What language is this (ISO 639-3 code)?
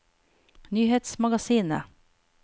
nor